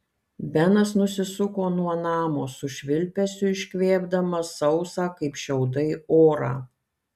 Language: Lithuanian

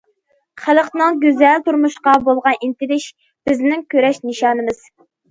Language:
Uyghur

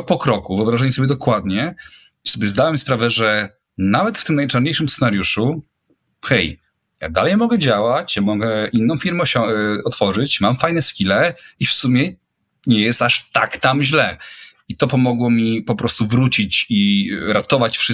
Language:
Polish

